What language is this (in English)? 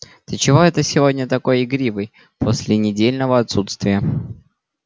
Russian